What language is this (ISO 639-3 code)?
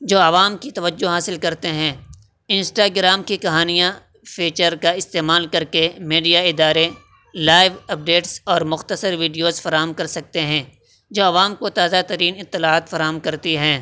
urd